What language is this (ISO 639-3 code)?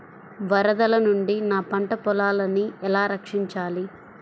tel